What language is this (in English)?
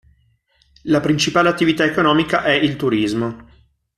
Italian